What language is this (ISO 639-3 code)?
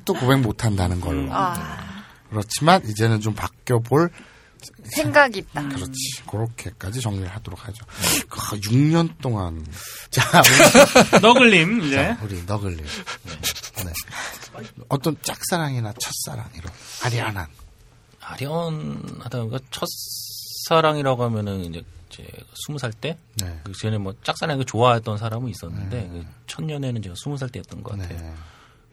kor